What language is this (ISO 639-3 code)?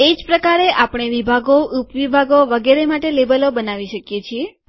guj